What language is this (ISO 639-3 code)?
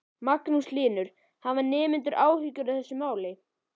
isl